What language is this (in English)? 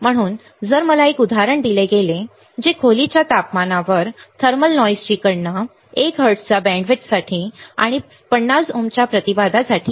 Marathi